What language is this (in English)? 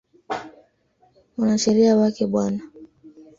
Swahili